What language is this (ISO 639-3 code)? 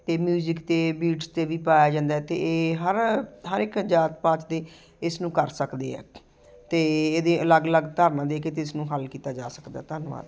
pan